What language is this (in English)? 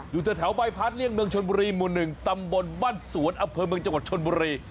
Thai